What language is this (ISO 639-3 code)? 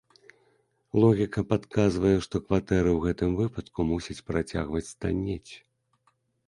bel